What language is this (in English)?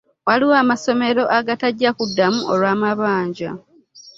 Ganda